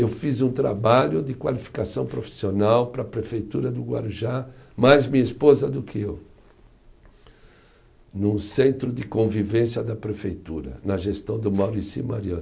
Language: Portuguese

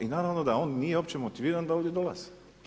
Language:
Croatian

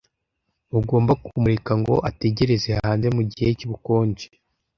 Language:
Kinyarwanda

